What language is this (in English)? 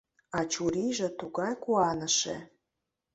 Mari